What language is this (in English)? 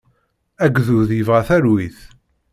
Kabyle